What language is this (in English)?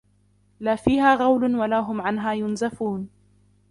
Arabic